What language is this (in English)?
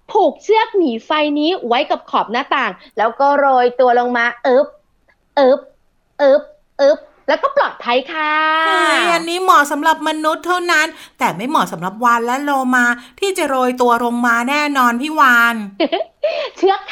Thai